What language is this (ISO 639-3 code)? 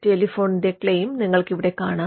mal